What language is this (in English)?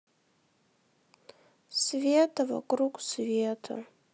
Russian